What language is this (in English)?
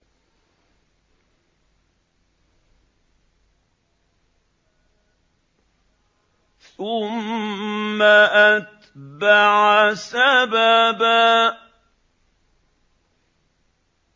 Arabic